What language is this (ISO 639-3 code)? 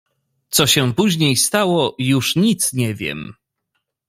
pol